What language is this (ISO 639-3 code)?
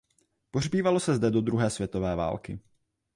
ces